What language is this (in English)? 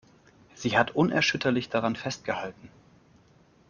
German